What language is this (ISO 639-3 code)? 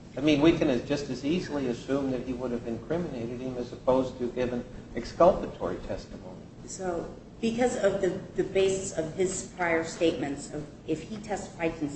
eng